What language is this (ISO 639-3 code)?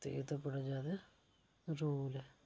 doi